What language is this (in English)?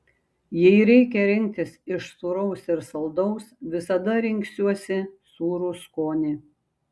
Lithuanian